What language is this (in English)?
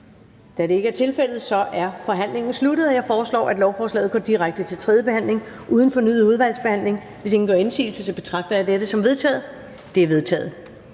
Danish